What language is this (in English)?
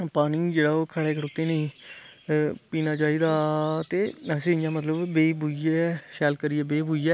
Dogri